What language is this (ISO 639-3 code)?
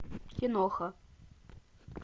rus